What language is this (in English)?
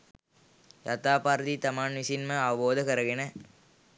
Sinhala